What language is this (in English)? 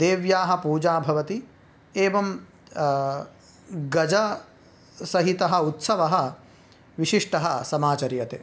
Sanskrit